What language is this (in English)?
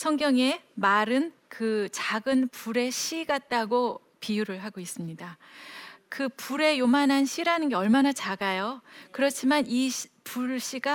Korean